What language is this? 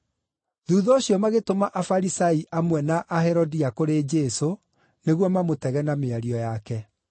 Kikuyu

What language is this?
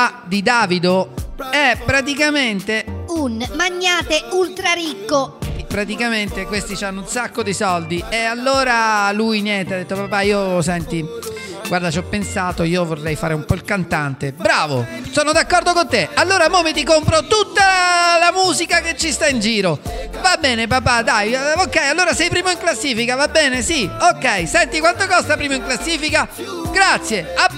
Italian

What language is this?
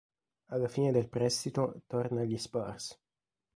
Italian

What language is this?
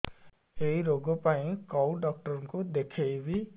Odia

